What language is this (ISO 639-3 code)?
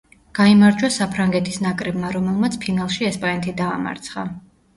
kat